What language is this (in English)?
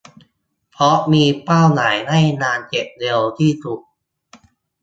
Thai